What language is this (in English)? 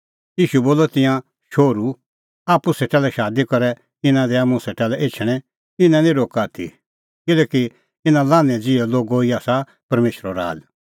Kullu Pahari